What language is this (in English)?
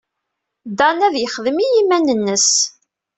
Kabyle